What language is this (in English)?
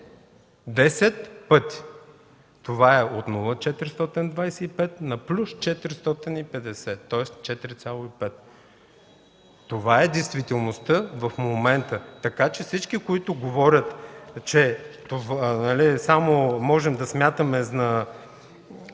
Bulgarian